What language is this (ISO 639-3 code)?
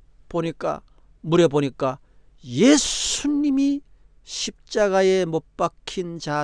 kor